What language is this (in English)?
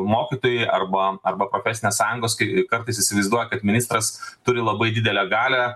Lithuanian